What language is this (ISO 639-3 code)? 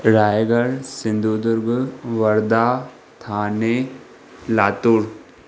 snd